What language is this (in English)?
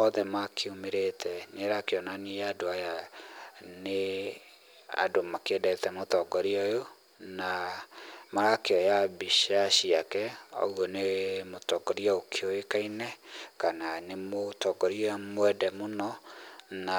Kikuyu